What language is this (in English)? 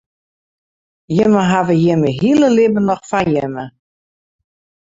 Western Frisian